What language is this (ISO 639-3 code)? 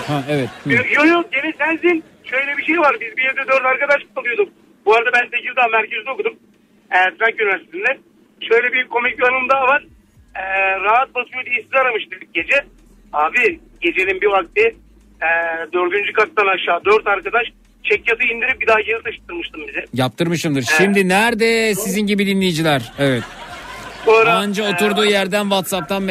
tur